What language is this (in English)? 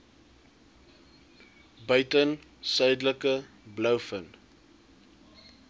Afrikaans